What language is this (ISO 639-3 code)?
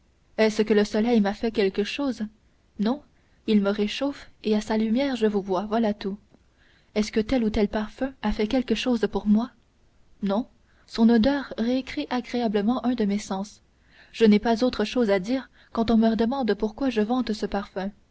fra